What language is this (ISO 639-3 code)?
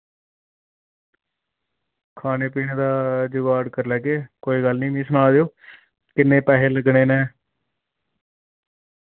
doi